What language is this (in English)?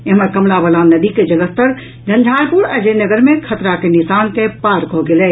Maithili